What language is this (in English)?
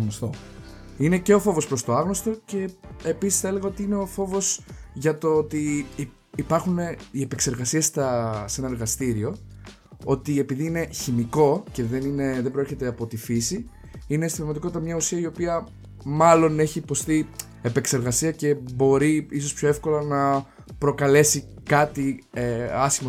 Greek